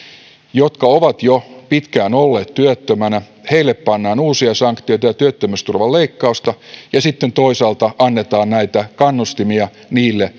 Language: Finnish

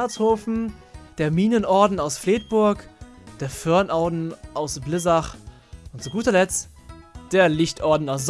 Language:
German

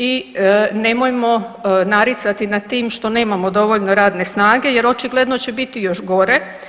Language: Croatian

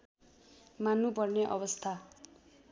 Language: Nepali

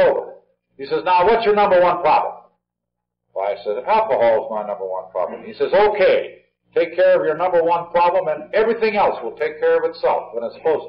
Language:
English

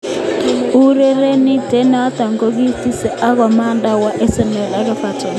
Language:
Kalenjin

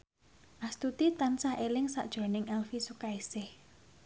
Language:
Javanese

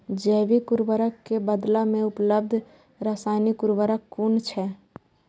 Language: Maithili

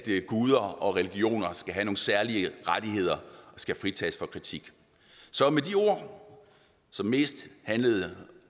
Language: Danish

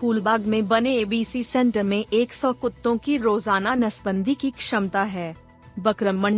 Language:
Hindi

